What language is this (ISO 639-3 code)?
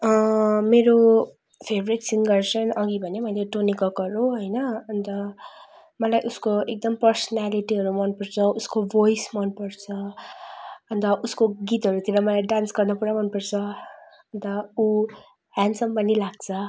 nep